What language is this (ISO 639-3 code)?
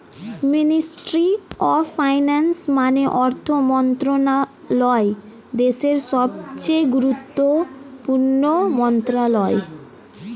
ben